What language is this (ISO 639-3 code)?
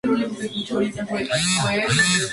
spa